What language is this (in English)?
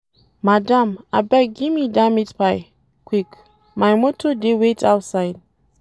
Nigerian Pidgin